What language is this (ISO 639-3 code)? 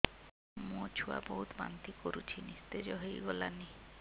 ori